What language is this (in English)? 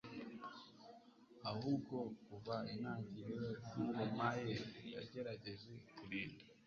Kinyarwanda